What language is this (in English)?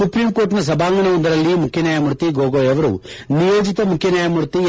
Kannada